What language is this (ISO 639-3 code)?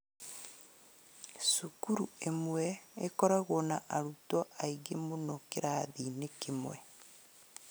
kik